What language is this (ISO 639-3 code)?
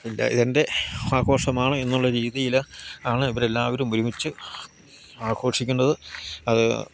mal